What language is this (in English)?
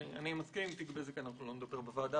Hebrew